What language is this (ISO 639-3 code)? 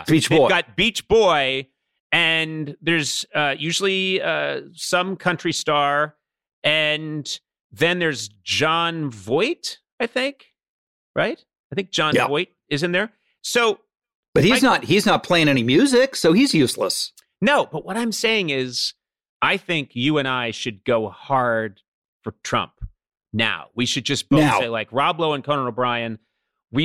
eng